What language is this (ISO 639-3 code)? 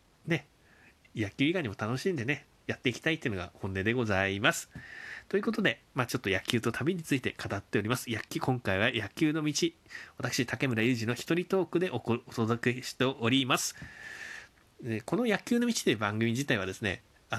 jpn